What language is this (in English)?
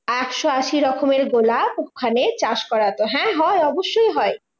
Bangla